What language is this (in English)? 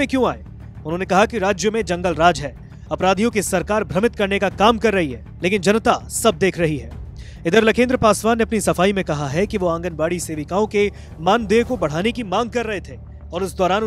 Hindi